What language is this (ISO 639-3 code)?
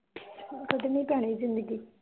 pan